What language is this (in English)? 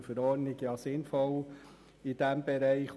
Swiss German